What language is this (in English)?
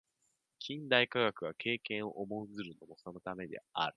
Japanese